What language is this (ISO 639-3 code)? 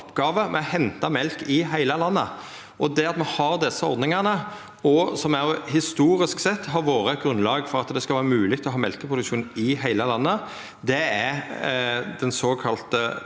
nor